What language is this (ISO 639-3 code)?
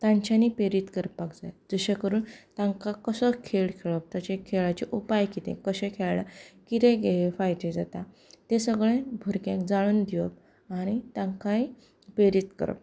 kok